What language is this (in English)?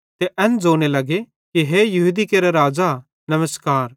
Bhadrawahi